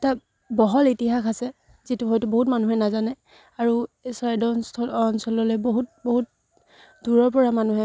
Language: Assamese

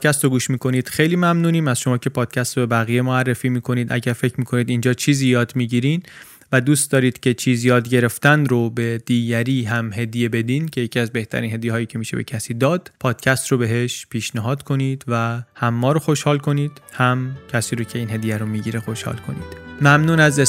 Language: Persian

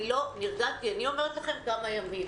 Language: Hebrew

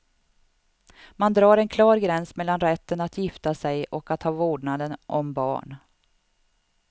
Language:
Swedish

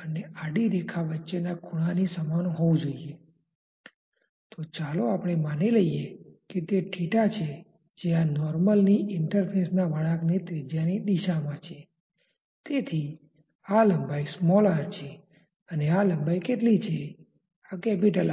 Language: Gujarati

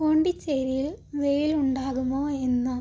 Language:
Malayalam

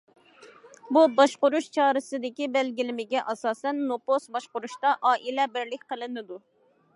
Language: Uyghur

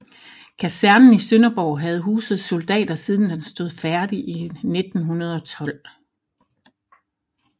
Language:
Danish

